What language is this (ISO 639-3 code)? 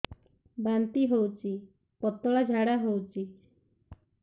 ori